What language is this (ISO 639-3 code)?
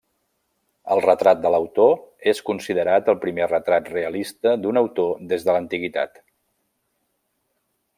cat